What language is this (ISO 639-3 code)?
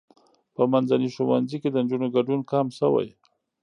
pus